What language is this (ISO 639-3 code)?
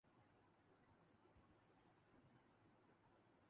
urd